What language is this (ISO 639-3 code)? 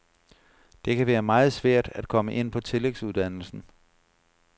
dan